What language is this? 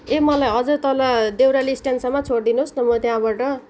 Nepali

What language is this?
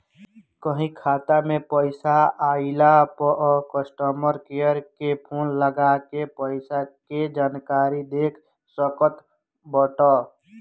Bhojpuri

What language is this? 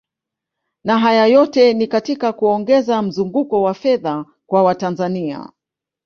Swahili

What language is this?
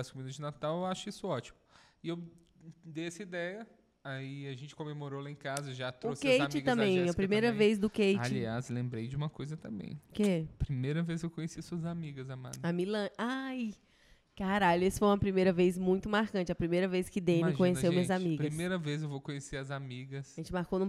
Portuguese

